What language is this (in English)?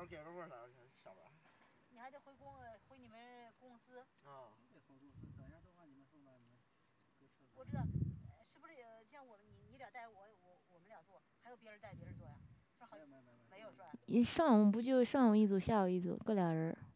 Chinese